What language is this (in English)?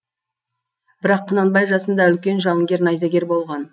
Kazakh